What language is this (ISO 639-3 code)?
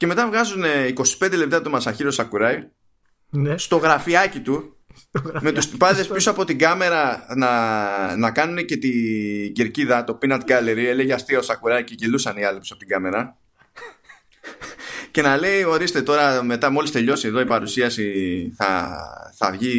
ell